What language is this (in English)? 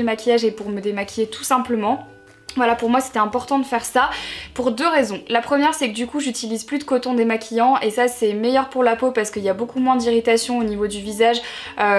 French